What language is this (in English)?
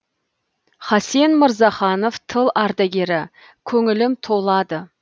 Kazakh